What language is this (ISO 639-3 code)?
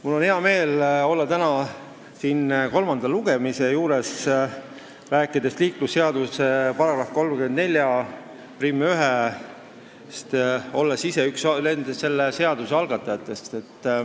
est